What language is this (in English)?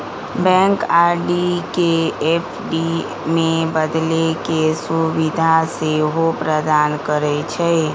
Magahi